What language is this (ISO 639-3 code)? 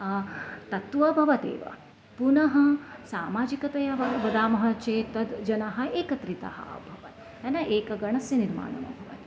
san